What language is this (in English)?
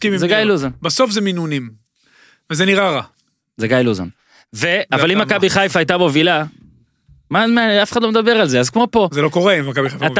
Hebrew